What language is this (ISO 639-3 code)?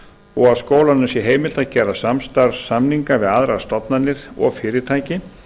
isl